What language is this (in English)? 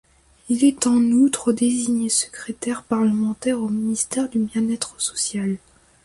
French